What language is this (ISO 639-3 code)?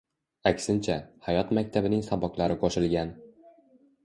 uzb